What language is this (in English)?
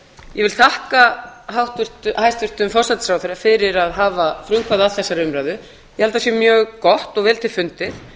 Icelandic